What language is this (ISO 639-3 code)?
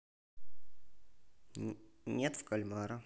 rus